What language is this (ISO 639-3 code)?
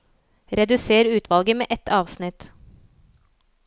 nor